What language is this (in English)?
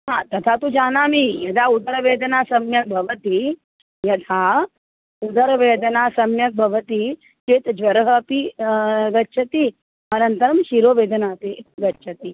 Sanskrit